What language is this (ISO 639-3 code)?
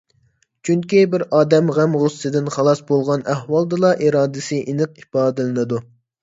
uig